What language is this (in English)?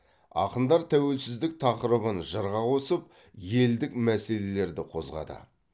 Kazakh